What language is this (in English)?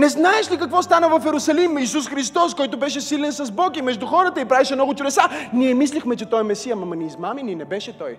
Bulgarian